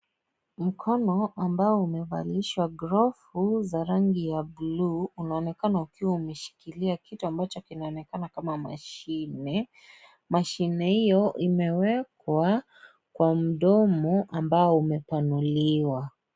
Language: Swahili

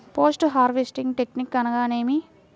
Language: Telugu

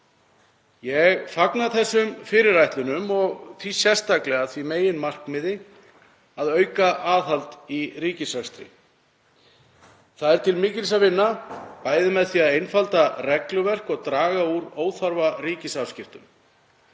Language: Icelandic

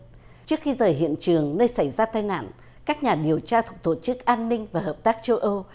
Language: Vietnamese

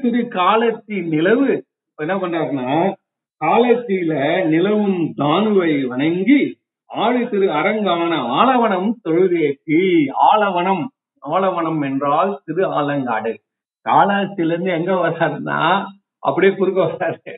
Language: Tamil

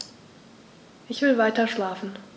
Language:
German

